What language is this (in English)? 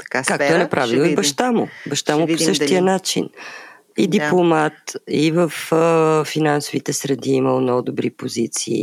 Bulgarian